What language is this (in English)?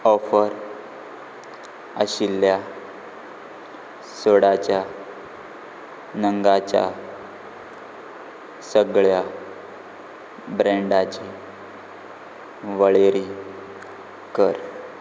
Konkani